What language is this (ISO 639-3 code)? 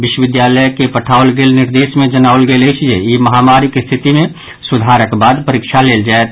mai